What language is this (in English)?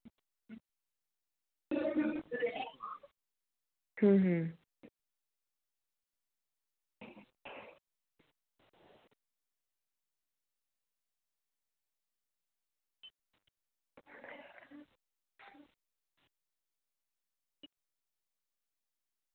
Dogri